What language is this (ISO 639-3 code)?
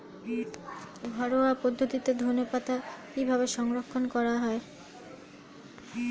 ben